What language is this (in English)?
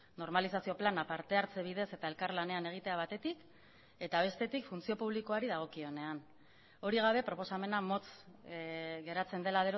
Basque